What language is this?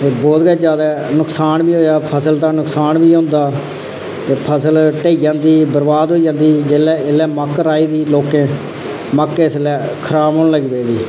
Dogri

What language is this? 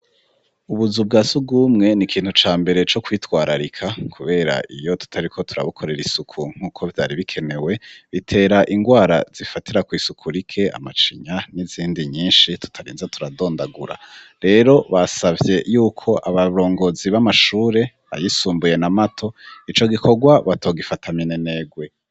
Rundi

